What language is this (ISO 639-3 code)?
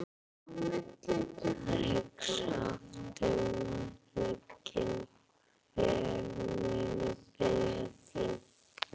isl